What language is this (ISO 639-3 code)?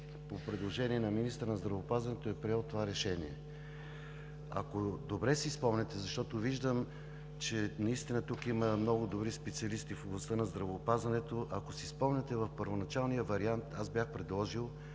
bul